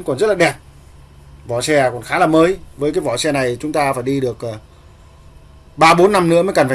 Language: Vietnamese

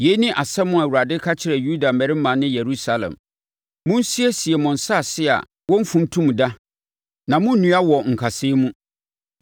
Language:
Akan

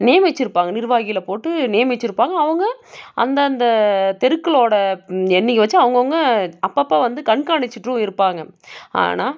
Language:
Tamil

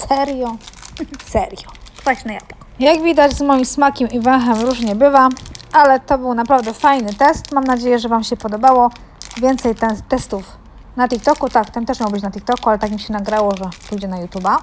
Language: Polish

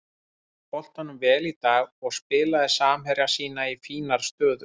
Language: Icelandic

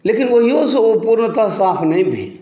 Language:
Maithili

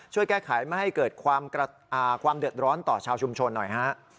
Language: Thai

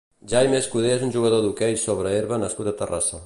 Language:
Catalan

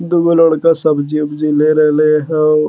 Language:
Magahi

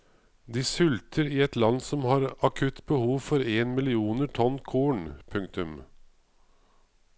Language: Norwegian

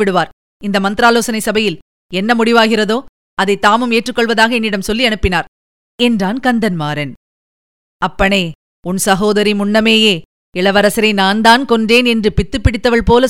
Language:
Tamil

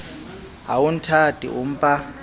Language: Southern Sotho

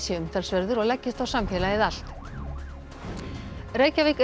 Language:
Icelandic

